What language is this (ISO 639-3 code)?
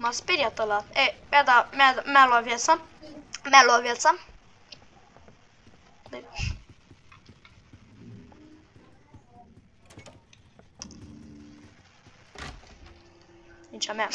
ron